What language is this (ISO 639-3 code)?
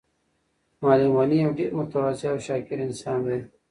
pus